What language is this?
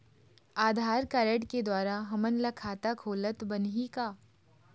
Chhattisgarhi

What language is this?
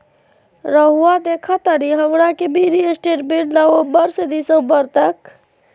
Magahi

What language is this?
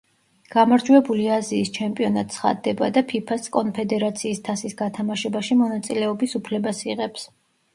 Georgian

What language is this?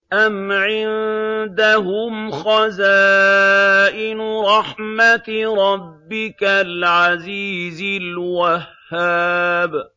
Arabic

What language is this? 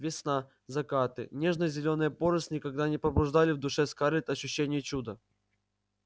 Russian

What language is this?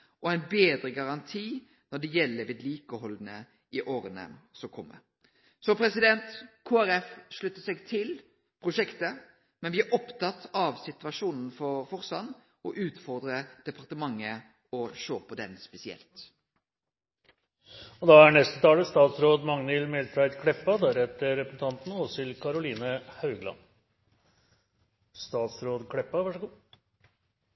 Norwegian Nynorsk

